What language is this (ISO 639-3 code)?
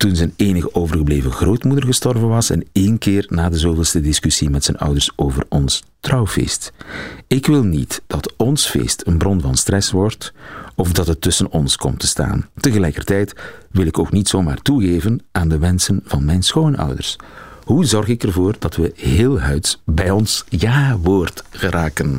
nld